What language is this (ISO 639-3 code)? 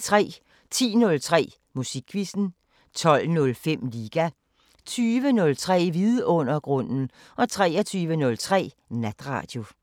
dan